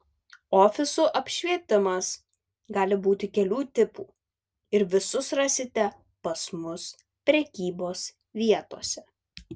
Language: Lithuanian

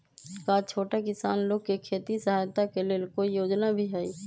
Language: Magahi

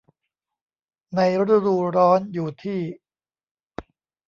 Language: Thai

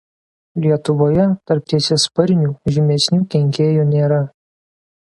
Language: Lithuanian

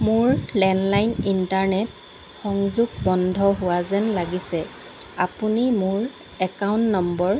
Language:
Assamese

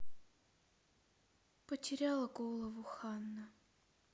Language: Russian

